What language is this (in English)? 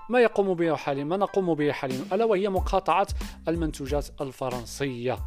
Arabic